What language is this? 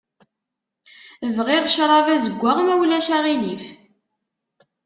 Kabyle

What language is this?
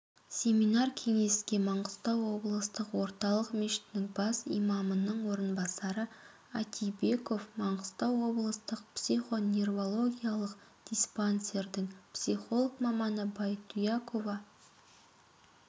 Kazakh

